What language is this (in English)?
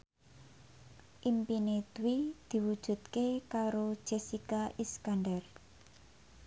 Javanese